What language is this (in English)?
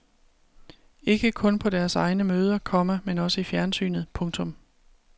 Danish